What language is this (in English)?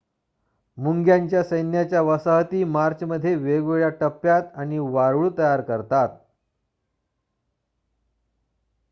Marathi